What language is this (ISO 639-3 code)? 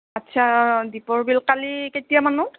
asm